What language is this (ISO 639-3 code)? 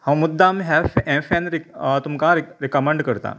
kok